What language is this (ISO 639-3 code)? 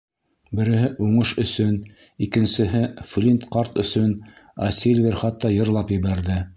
bak